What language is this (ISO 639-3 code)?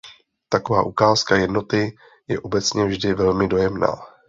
ces